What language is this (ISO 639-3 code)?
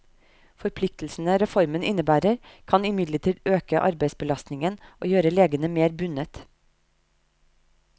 nor